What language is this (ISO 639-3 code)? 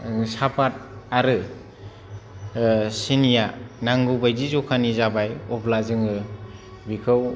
brx